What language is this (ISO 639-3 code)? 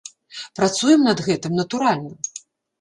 bel